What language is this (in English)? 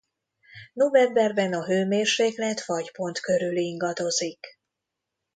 Hungarian